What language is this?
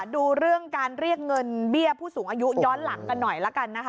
Thai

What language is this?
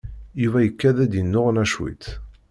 Kabyle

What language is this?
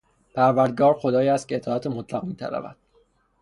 Persian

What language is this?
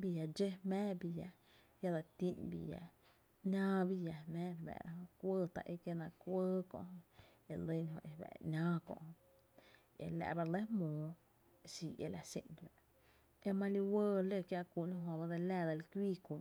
Tepinapa Chinantec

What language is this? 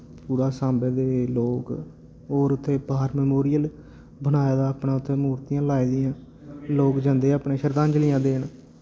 Dogri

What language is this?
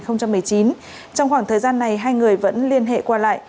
Vietnamese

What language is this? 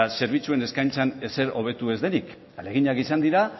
Basque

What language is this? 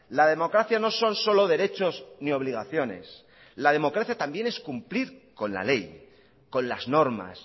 Spanish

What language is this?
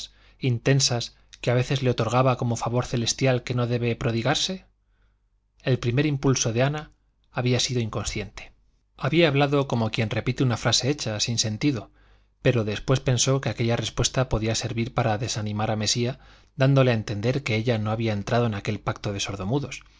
Spanish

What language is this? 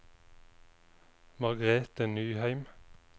Norwegian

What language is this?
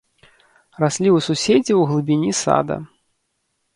Belarusian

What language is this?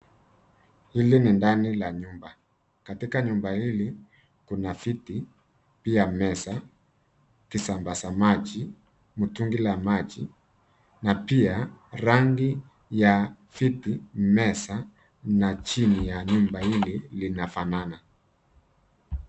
Swahili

